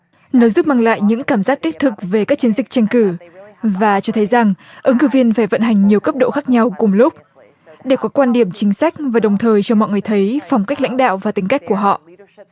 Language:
Vietnamese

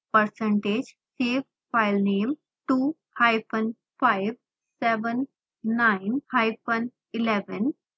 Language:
Hindi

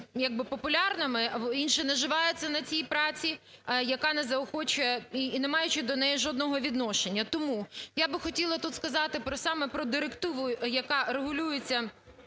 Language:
Ukrainian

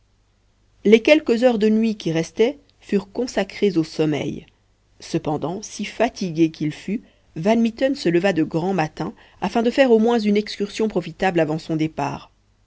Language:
French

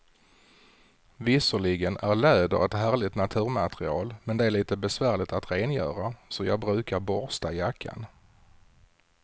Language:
Swedish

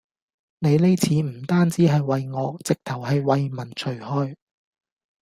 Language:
Cantonese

